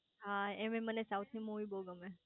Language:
Gujarati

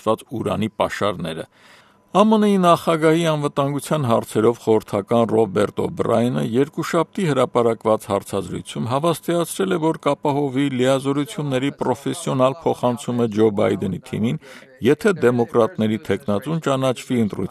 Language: Turkish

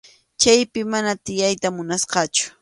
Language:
Arequipa-La Unión Quechua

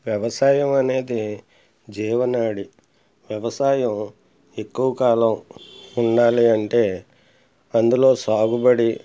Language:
Telugu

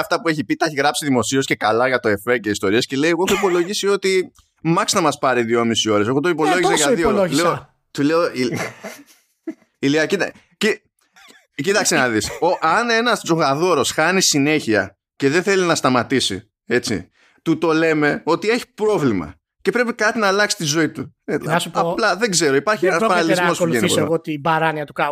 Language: Greek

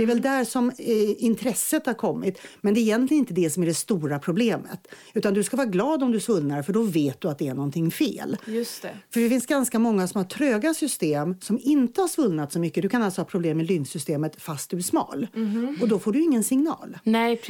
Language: Swedish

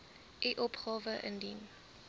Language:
Afrikaans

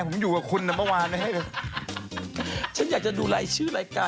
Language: Thai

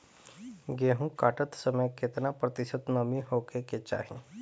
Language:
Bhojpuri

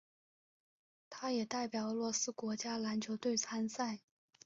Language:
Chinese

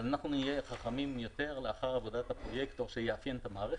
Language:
Hebrew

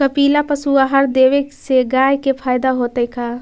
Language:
Magahi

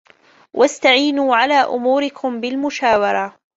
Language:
Arabic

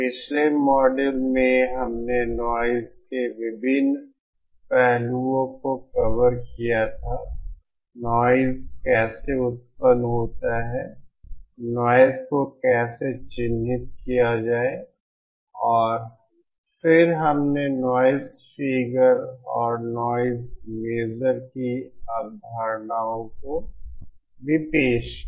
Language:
Hindi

